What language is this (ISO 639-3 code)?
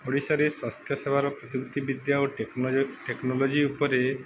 ori